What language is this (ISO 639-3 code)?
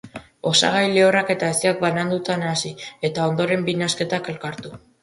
eus